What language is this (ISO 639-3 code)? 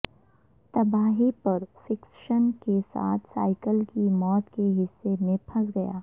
urd